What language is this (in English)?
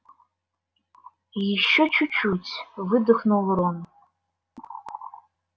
Russian